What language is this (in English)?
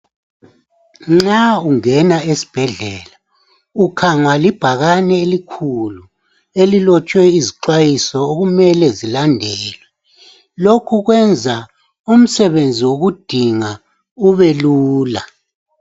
North Ndebele